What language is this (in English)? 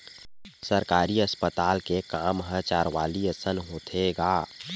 Chhattisgarhi